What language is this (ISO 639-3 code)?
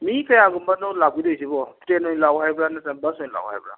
mni